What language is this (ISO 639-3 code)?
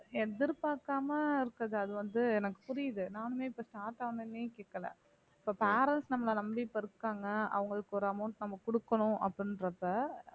tam